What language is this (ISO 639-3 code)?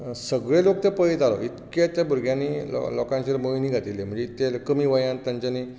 kok